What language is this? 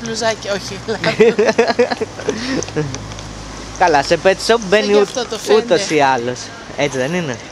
Greek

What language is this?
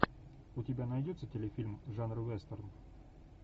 Russian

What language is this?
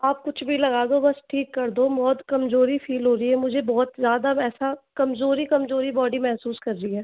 Hindi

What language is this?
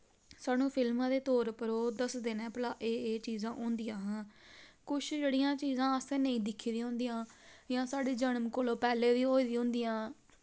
Dogri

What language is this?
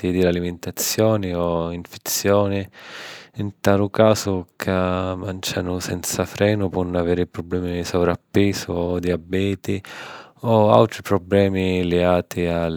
Sicilian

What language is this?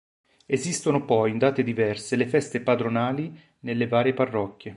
Italian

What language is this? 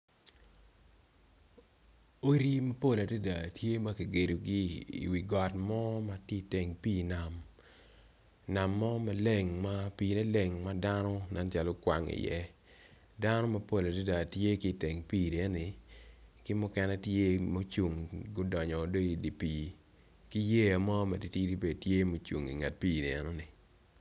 Acoli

